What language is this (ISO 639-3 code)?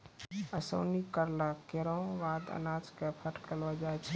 mai